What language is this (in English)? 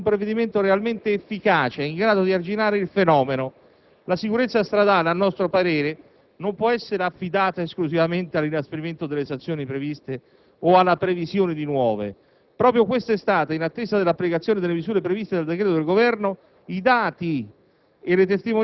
Italian